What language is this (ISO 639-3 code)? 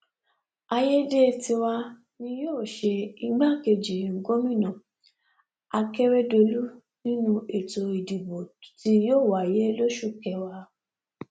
yor